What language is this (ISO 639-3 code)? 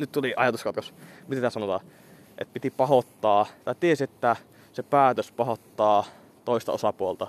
fin